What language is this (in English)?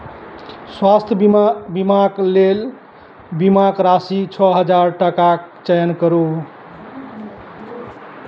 Maithili